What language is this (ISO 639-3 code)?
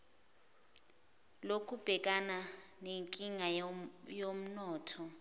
zul